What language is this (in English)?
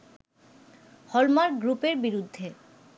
Bangla